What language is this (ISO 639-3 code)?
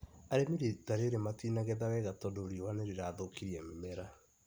kik